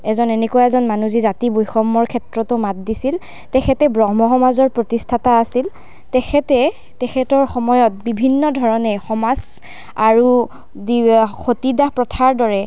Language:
Assamese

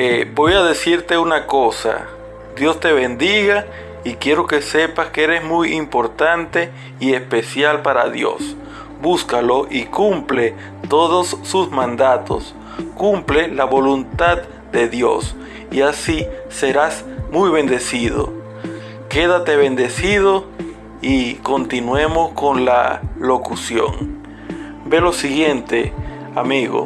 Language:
Spanish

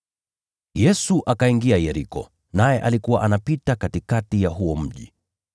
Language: Swahili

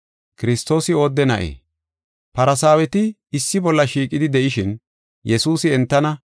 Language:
Gofa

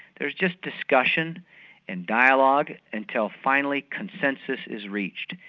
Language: English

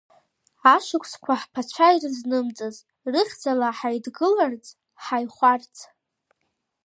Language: Abkhazian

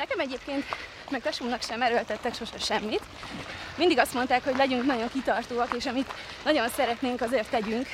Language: Hungarian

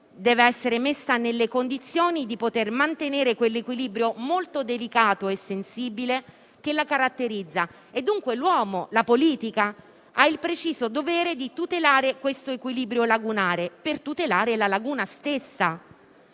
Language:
Italian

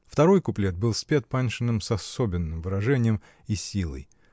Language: Russian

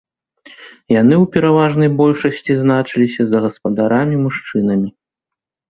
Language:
Belarusian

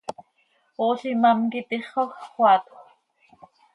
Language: Seri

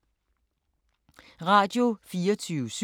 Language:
Danish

